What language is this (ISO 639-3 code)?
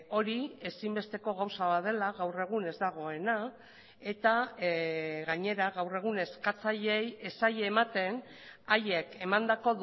eus